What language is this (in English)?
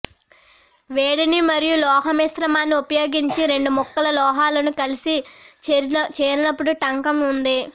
Telugu